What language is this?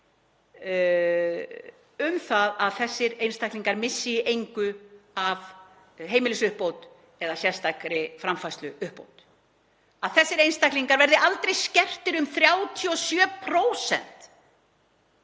Icelandic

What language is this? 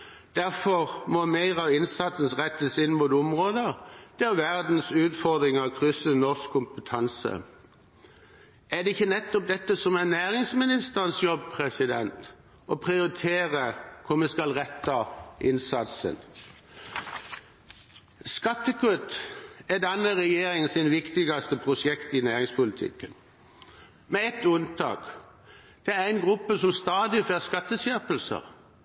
Norwegian Bokmål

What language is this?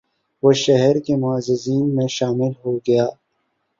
Urdu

